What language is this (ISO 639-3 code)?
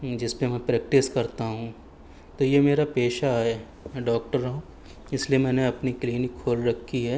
urd